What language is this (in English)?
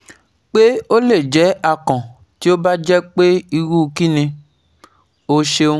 Yoruba